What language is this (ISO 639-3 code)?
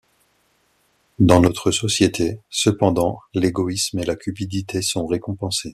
fra